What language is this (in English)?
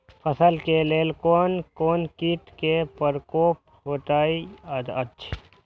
Maithili